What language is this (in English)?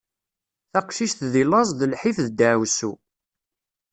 Kabyle